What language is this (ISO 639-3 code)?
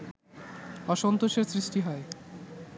ben